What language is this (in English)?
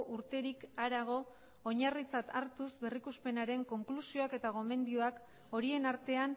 Basque